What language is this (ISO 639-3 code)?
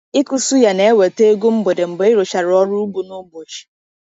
ibo